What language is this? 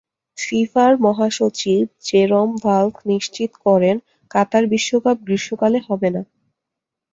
Bangla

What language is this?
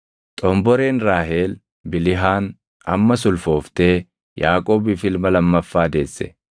Oromo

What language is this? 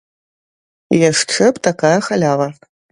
Belarusian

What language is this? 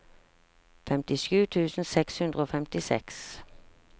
Norwegian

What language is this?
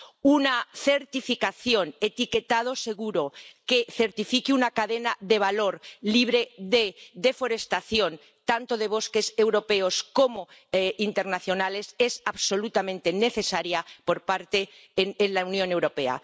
Spanish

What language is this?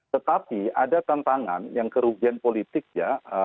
Indonesian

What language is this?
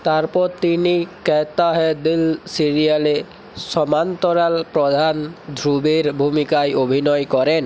Bangla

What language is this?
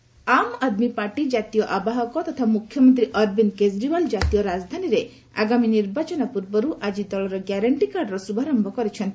Odia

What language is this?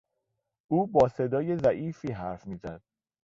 Persian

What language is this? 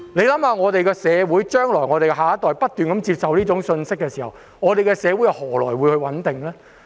Cantonese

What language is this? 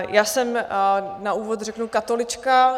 Czech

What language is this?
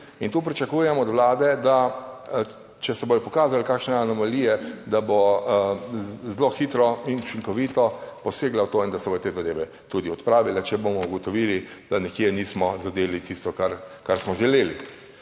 Slovenian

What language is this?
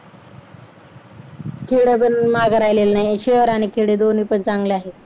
Marathi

